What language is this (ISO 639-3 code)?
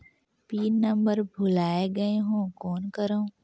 hne